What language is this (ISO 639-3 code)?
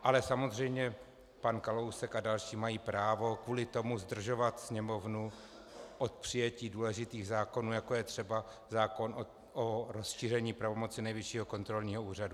ces